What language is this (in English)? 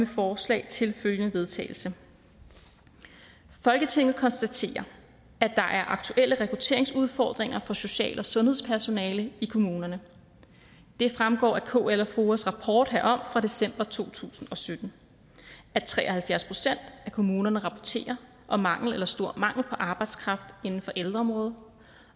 Danish